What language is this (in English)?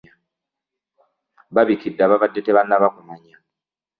Ganda